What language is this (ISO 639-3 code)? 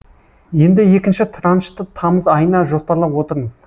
kaz